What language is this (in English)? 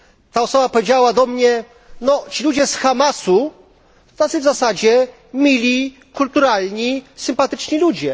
Polish